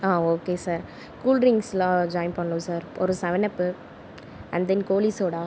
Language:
Tamil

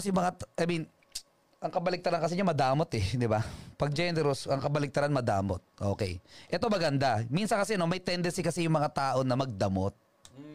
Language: Filipino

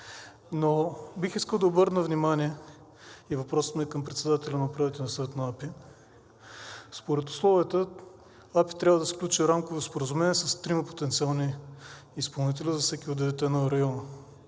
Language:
Bulgarian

